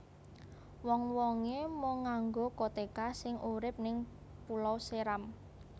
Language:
Javanese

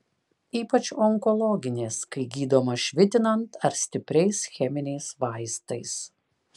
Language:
Lithuanian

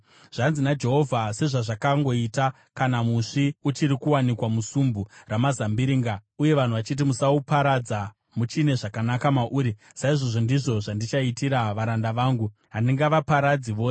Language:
Shona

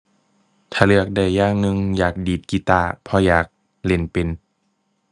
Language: Thai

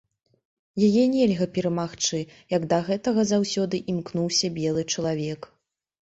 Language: Belarusian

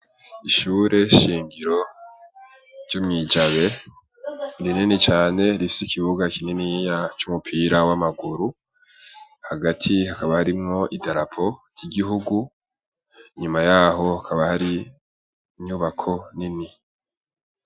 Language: Rundi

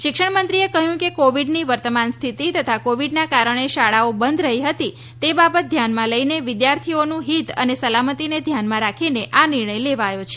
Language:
Gujarati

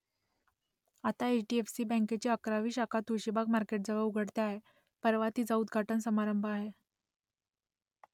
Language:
Marathi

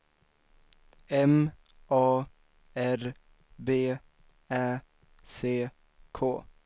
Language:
Swedish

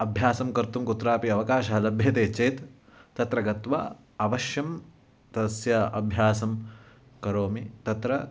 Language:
Sanskrit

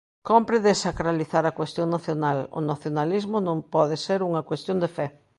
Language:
Galician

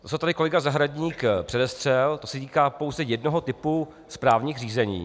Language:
Czech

